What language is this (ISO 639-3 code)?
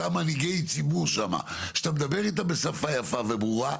heb